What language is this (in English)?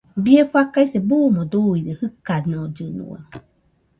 Nüpode Huitoto